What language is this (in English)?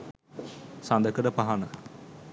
Sinhala